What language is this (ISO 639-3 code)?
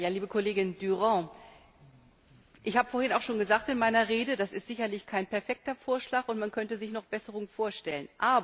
deu